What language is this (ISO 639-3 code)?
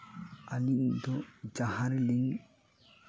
sat